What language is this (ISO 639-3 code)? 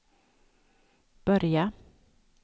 swe